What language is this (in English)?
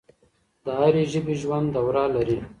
Pashto